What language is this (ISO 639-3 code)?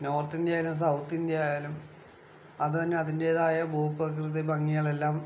mal